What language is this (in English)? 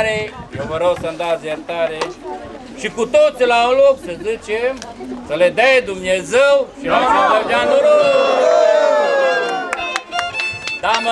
Romanian